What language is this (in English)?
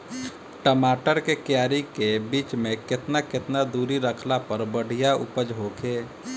Bhojpuri